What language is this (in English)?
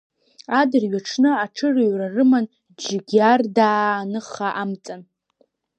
Abkhazian